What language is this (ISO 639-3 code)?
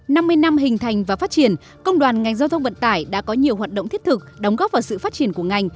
vie